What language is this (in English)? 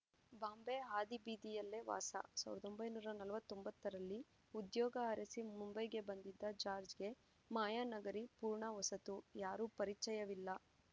Kannada